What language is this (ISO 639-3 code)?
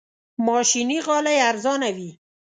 pus